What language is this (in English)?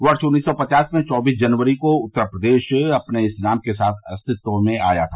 Hindi